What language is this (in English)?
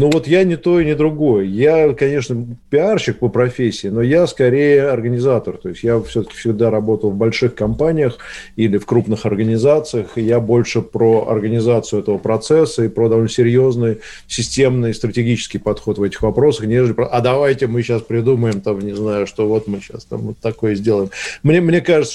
Russian